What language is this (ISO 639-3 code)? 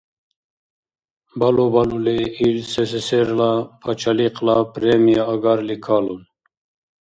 dar